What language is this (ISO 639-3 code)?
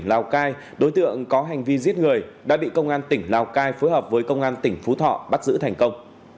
vie